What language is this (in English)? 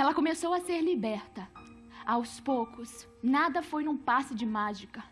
Portuguese